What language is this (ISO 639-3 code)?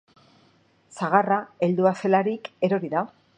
eus